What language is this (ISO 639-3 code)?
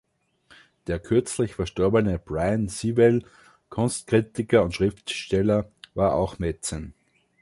deu